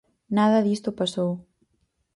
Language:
Galician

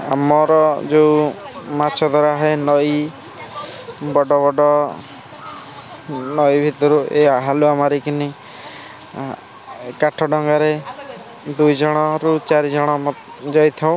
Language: Odia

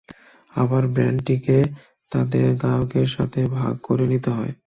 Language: Bangla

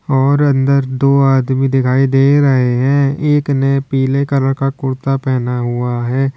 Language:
Hindi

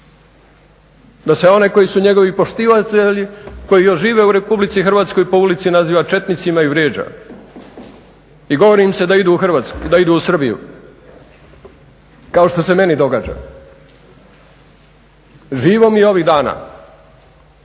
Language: Croatian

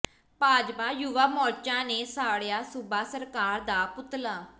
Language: Punjabi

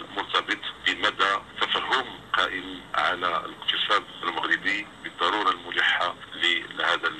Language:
Arabic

